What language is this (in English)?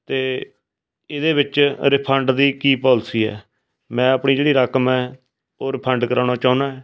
Punjabi